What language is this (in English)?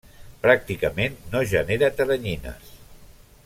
Catalan